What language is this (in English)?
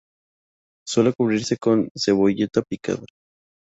Spanish